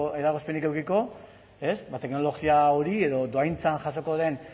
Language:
Basque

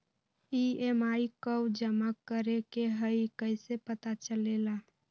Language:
Magahi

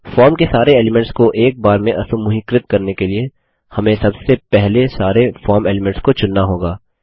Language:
Hindi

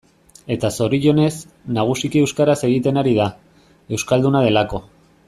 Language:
Basque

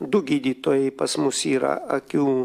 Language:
Lithuanian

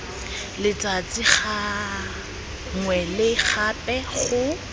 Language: Tswana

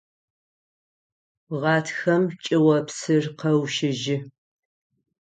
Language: Adyghe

